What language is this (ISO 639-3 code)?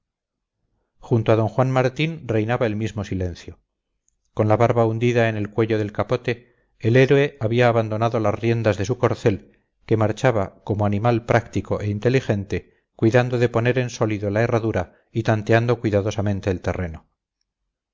spa